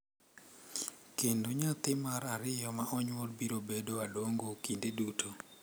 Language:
Luo (Kenya and Tanzania)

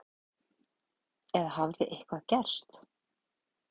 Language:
Icelandic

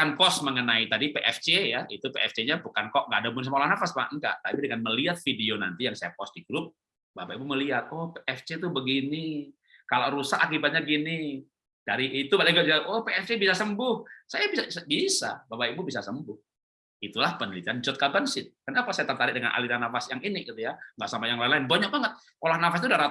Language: Indonesian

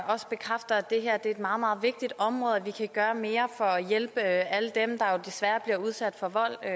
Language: Danish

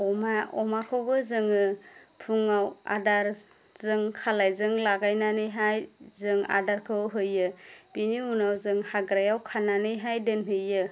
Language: Bodo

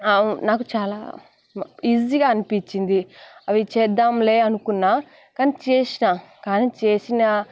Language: Telugu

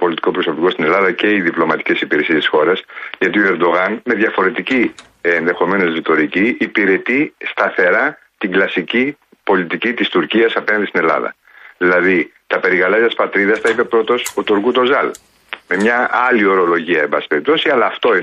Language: Greek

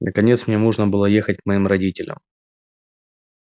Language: Russian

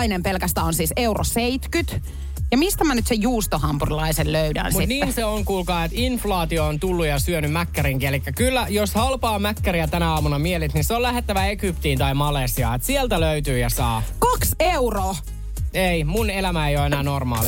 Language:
Finnish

